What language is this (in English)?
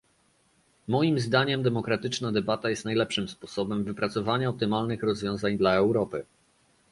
Polish